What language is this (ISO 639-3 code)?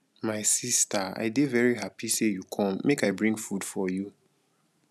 pcm